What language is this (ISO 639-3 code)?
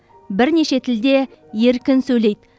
kaz